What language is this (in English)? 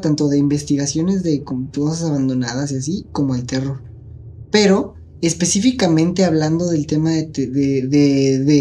Spanish